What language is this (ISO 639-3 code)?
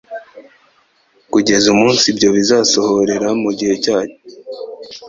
kin